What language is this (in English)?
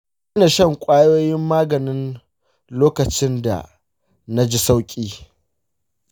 Hausa